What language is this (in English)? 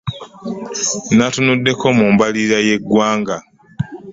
Ganda